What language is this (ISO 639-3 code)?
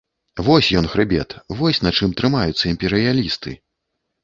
bel